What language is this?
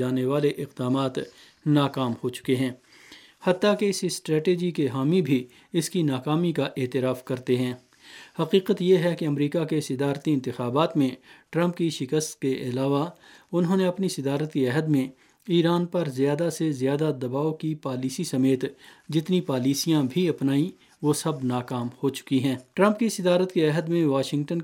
Urdu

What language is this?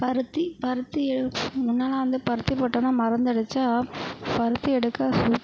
Tamil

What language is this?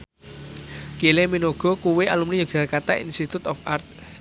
Javanese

